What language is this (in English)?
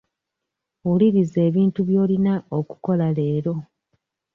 Ganda